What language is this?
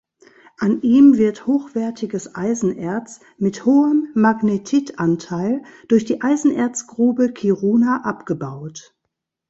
German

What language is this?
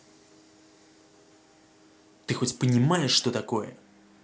Russian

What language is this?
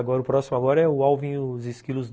Portuguese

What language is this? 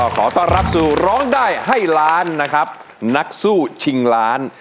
Thai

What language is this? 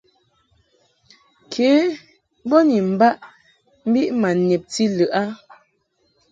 Mungaka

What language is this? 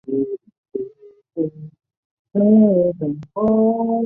Chinese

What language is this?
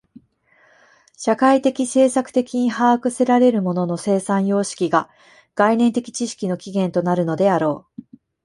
Japanese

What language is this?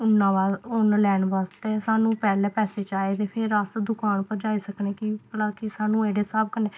Dogri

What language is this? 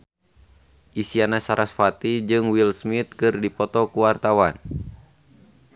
Sundanese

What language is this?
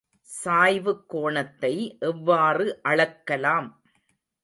Tamil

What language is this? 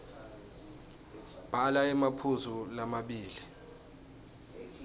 Swati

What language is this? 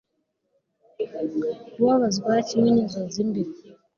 Kinyarwanda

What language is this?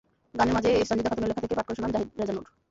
Bangla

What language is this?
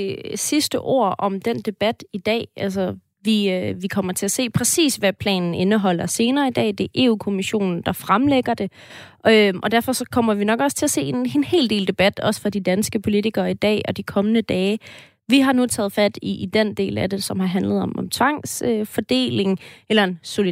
Danish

